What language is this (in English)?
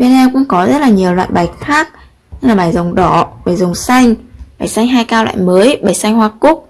Vietnamese